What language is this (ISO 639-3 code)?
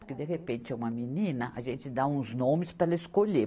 por